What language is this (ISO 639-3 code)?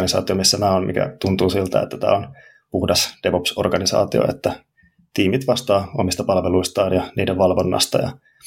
fin